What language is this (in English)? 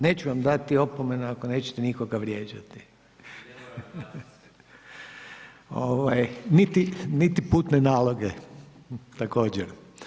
Croatian